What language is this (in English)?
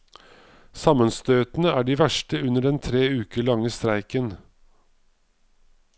Norwegian